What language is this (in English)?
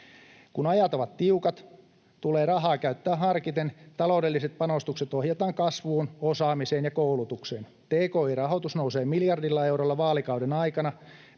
Finnish